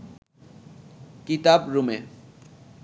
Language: Bangla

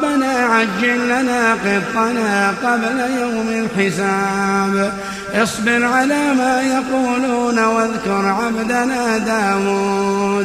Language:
Arabic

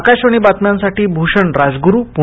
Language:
Marathi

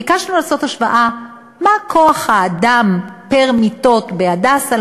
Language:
Hebrew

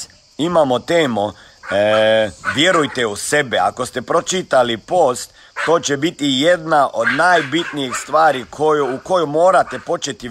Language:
Croatian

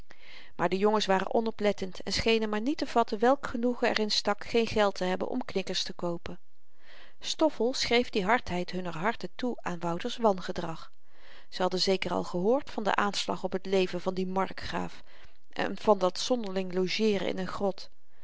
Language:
Dutch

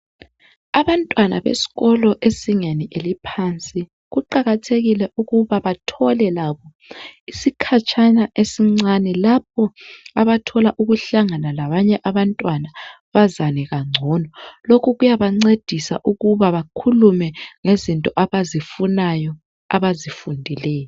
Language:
North Ndebele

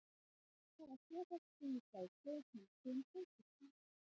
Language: Icelandic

